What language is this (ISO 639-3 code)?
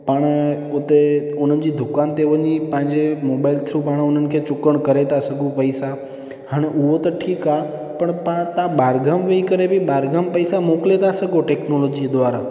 snd